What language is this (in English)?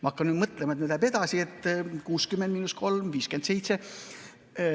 Estonian